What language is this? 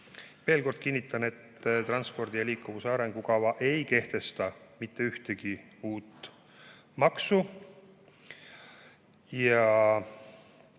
Estonian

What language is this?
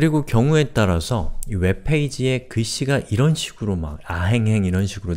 Korean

